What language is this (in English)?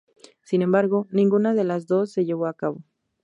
Spanish